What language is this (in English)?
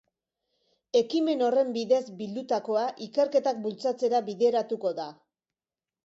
Basque